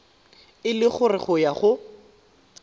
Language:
Tswana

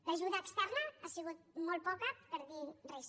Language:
Catalan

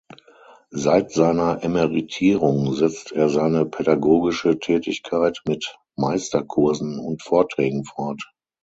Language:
German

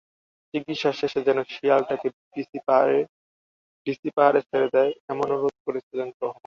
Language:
Bangla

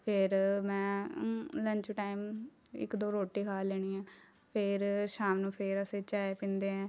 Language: Punjabi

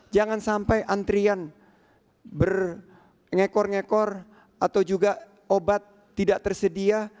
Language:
Indonesian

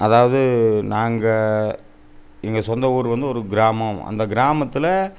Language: Tamil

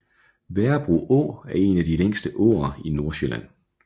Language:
Danish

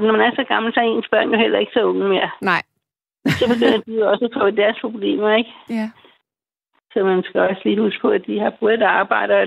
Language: Danish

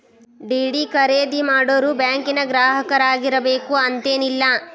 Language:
Kannada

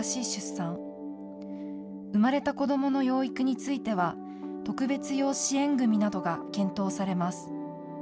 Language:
Japanese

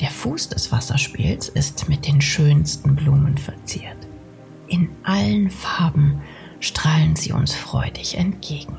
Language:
German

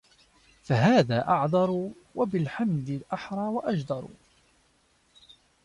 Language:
Arabic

